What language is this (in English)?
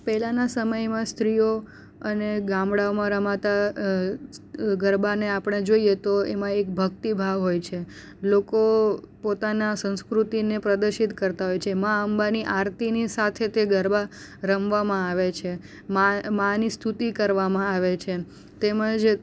Gujarati